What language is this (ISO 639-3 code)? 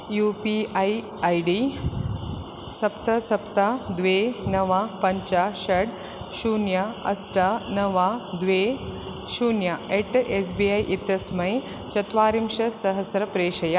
san